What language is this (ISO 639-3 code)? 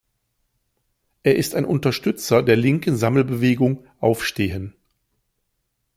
deu